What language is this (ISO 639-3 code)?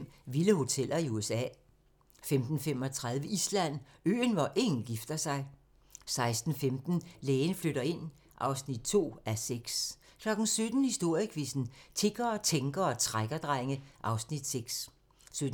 dan